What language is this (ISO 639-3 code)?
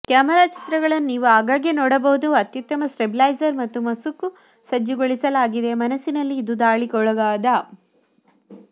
kan